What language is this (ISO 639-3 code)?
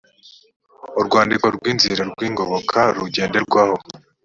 kin